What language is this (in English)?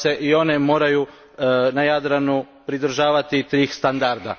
Croatian